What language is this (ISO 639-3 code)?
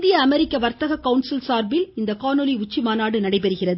tam